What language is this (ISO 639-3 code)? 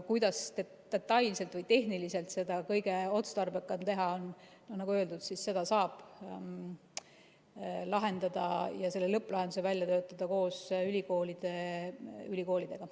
est